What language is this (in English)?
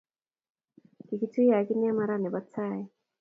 Kalenjin